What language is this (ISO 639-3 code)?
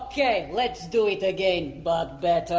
eng